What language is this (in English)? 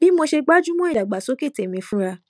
Yoruba